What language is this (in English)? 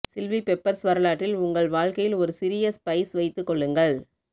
Tamil